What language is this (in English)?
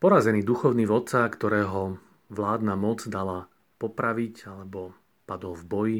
Slovak